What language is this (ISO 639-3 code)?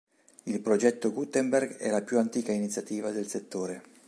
ita